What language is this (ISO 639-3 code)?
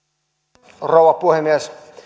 fin